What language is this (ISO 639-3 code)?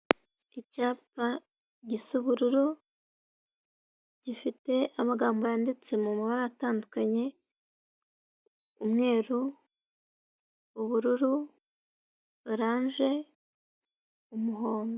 kin